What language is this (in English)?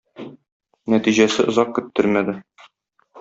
Tatar